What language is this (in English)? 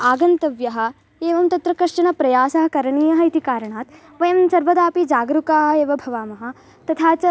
Sanskrit